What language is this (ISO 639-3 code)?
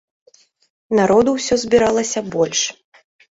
bel